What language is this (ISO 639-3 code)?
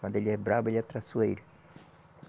por